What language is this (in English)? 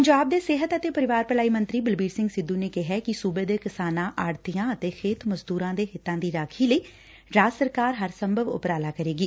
Punjabi